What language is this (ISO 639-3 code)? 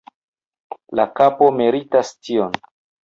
epo